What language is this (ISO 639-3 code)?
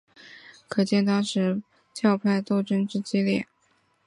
zho